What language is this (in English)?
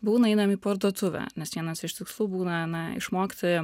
Lithuanian